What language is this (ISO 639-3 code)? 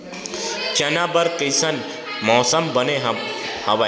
hne